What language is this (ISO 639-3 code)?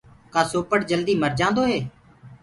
ggg